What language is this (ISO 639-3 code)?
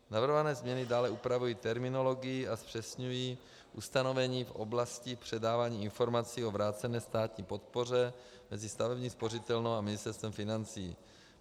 ces